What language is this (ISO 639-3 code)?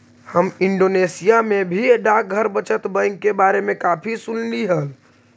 mag